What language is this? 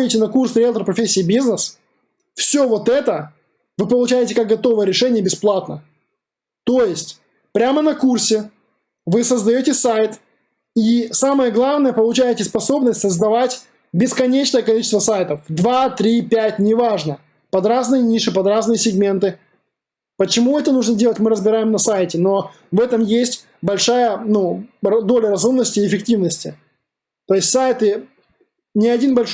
Russian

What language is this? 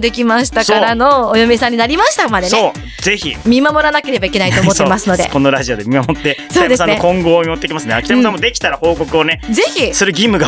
Japanese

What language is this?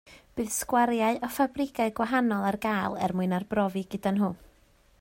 Welsh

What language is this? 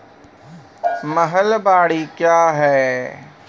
Maithili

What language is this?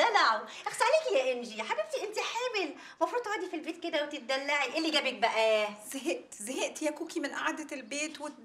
Arabic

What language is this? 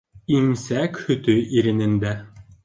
Bashkir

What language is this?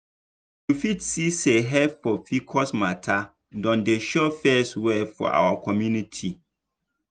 Nigerian Pidgin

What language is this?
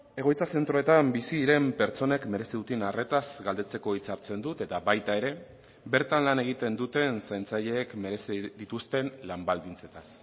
Basque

